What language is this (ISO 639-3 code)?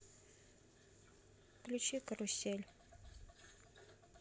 rus